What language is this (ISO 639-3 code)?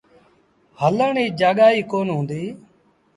sbn